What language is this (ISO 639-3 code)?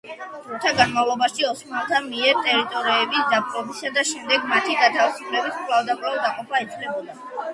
kat